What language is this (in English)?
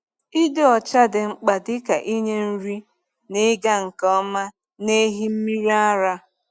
Igbo